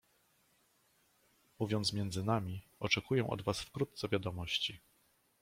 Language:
Polish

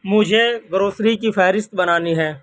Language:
Urdu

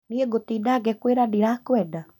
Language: Kikuyu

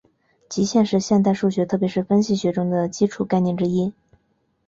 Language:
Chinese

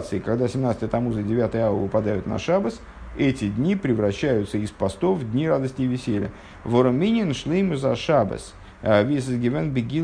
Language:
Russian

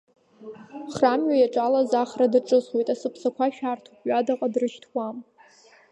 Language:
Abkhazian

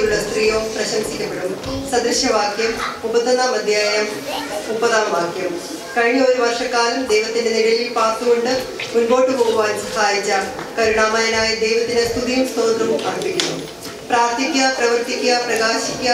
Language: Malayalam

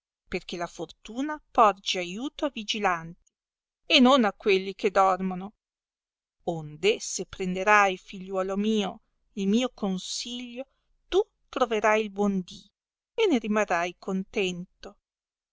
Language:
Italian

